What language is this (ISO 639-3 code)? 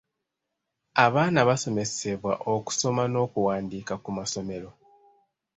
lug